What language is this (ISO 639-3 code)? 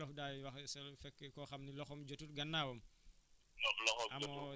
wol